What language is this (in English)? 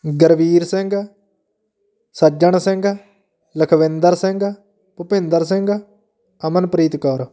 Punjabi